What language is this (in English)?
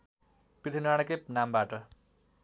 Nepali